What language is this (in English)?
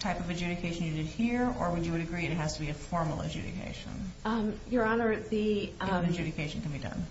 English